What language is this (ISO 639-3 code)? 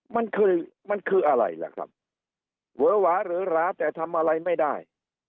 tha